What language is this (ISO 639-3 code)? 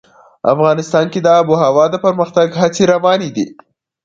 pus